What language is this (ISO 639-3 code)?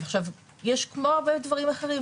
heb